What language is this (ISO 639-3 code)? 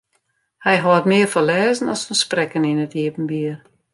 fry